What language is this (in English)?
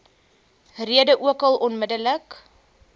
Afrikaans